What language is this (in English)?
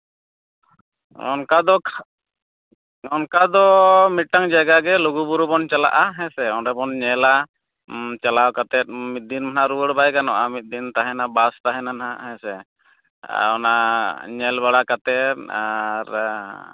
Santali